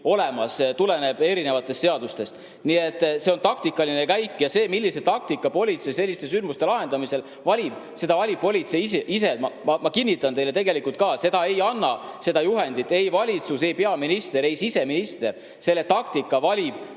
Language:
Estonian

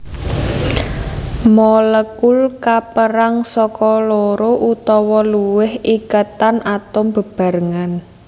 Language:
Javanese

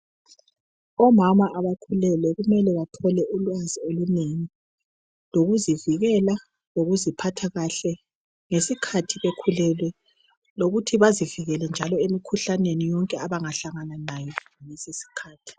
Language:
North Ndebele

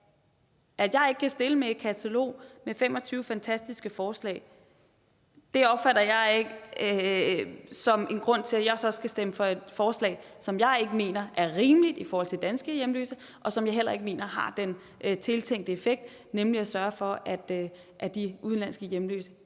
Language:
Danish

